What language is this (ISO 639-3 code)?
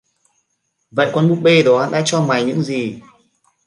vie